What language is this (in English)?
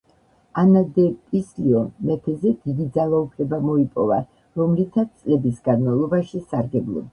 Georgian